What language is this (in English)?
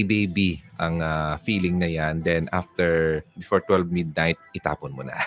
Filipino